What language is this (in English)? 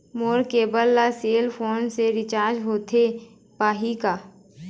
Chhattisgarhi